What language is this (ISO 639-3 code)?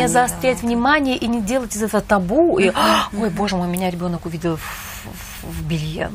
rus